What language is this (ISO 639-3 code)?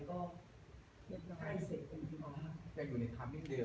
tha